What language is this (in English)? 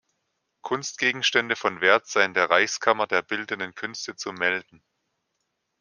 German